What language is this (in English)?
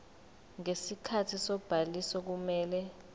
Zulu